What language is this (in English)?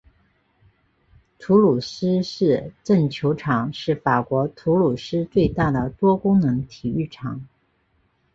Chinese